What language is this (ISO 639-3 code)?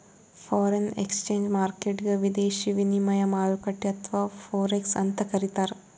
kan